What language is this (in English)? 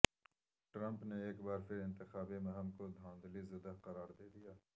Urdu